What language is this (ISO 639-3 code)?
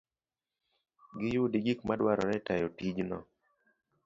luo